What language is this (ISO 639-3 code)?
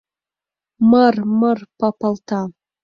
chm